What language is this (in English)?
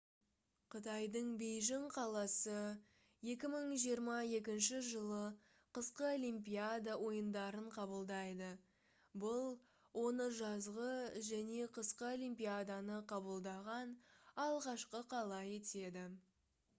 Kazakh